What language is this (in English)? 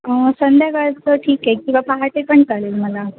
Marathi